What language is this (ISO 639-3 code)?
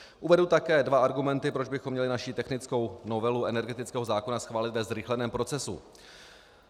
ces